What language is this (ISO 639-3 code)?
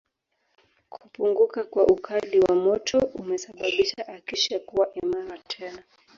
swa